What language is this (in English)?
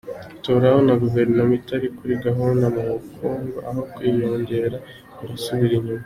Kinyarwanda